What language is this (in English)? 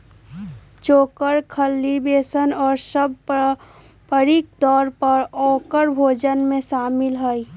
Magahi